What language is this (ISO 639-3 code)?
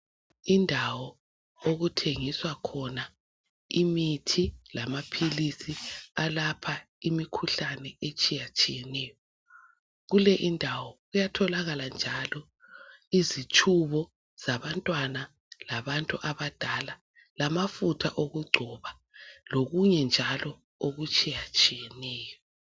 nde